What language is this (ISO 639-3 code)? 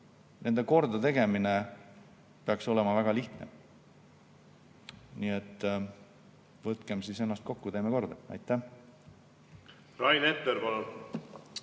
est